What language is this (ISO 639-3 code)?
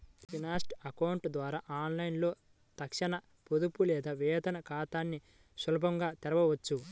tel